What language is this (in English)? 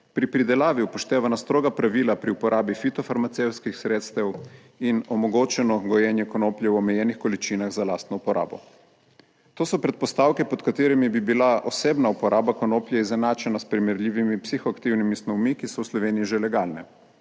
Slovenian